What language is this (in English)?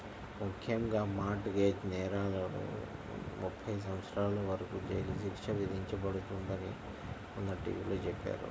Telugu